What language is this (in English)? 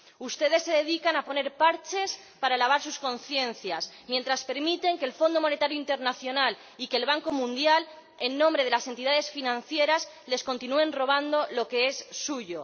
Spanish